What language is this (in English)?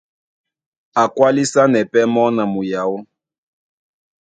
Duala